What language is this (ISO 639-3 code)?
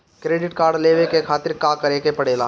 bho